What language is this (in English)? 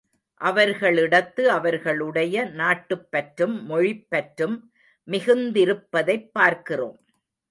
Tamil